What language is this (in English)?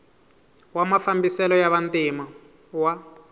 Tsonga